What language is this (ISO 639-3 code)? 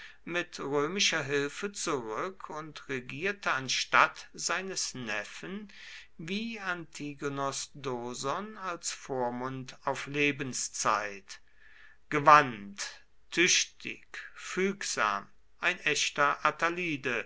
deu